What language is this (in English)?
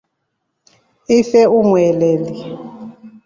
Rombo